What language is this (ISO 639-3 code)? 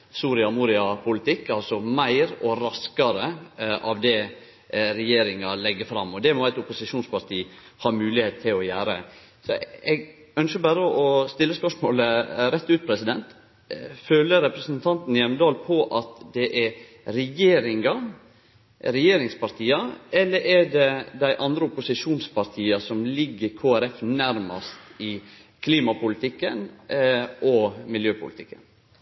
nno